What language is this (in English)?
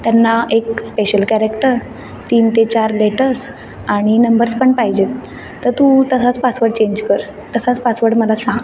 Marathi